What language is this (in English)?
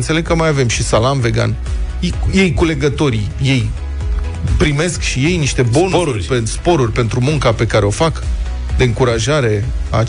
Romanian